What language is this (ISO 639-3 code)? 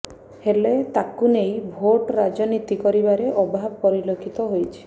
ori